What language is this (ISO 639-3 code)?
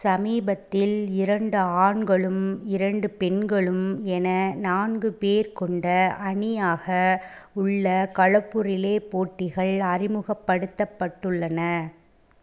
tam